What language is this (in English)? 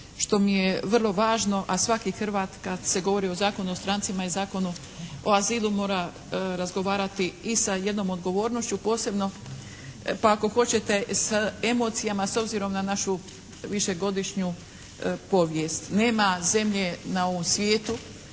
Croatian